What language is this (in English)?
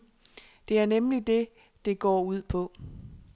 Danish